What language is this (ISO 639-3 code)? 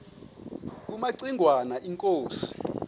xho